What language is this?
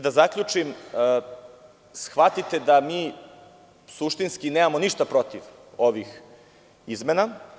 Serbian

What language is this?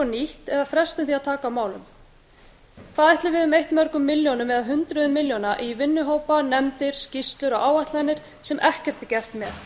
Icelandic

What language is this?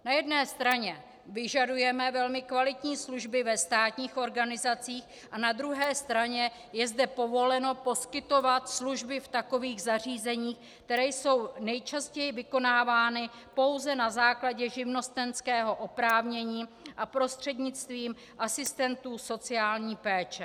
Czech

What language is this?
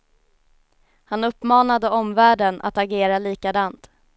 Swedish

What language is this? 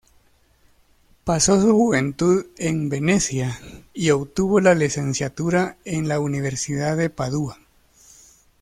Spanish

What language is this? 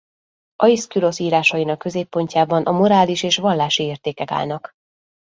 Hungarian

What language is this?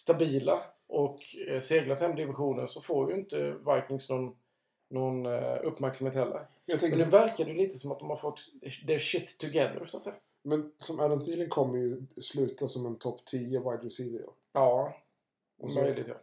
Swedish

